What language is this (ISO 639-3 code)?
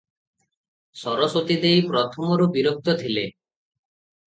ori